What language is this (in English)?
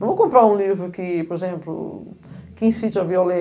Portuguese